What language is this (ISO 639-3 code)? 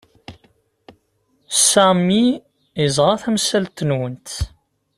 kab